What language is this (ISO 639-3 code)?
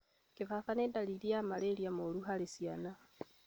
kik